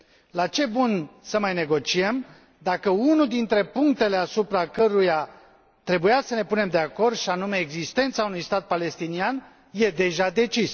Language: Romanian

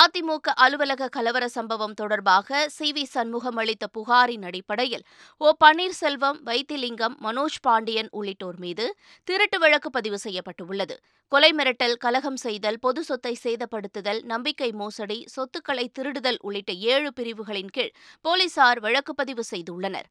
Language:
Tamil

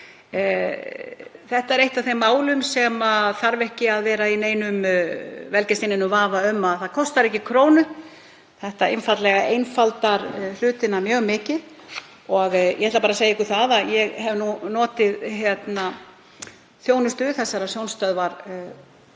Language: Icelandic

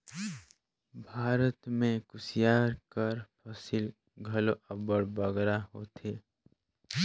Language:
Chhattisgarhi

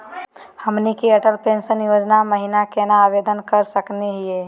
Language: Magahi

